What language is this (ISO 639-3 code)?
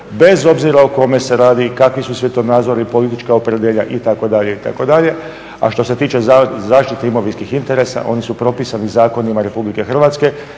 hrv